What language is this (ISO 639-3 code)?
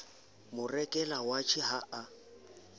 sot